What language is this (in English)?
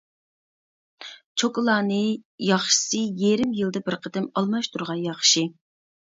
Uyghur